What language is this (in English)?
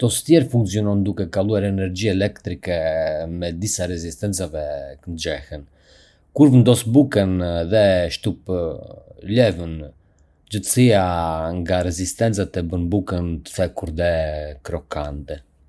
Arbëreshë Albanian